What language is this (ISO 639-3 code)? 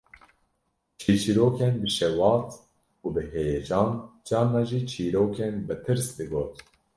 kur